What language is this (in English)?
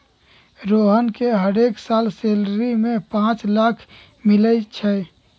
Magahi